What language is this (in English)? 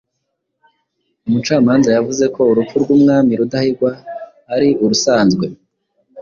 Kinyarwanda